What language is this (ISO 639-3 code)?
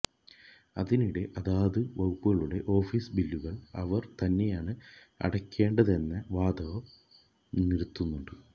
mal